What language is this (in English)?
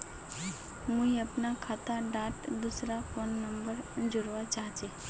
Magahi